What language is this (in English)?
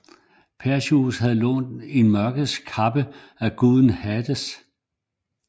Danish